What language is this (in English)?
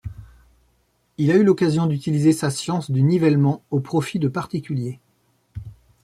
French